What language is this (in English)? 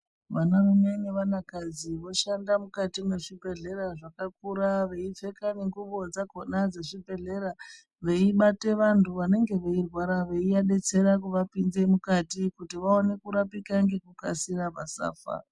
Ndau